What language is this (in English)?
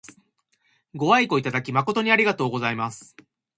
Japanese